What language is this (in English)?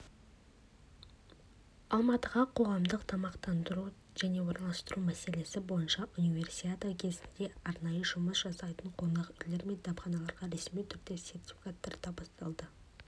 Kazakh